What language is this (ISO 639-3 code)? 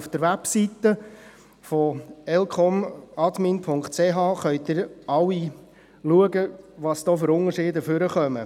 gsw